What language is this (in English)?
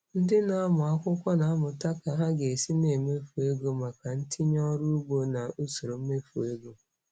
Igbo